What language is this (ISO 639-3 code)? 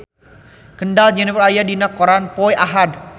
sun